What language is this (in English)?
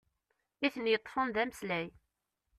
Kabyle